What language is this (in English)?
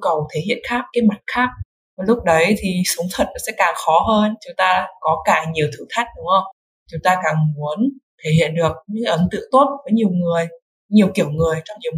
Vietnamese